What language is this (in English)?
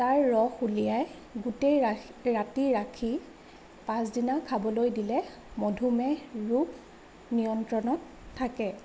Assamese